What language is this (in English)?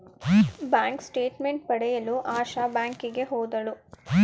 Kannada